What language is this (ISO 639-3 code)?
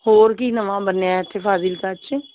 pan